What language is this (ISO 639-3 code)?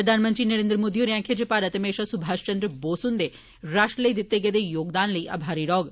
doi